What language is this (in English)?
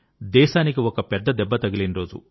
Telugu